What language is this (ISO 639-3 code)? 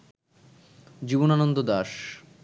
ben